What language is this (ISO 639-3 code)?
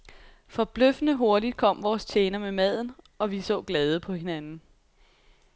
dan